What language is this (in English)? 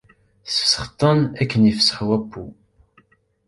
Kabyle